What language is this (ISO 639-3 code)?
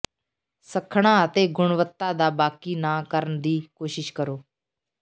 pan